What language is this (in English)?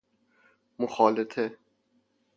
Persian